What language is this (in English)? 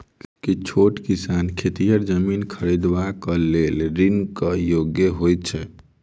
Maithili